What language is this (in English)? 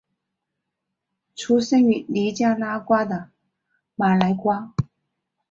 Chinese